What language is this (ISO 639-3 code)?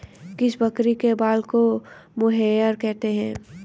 hin